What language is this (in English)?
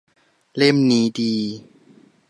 Thai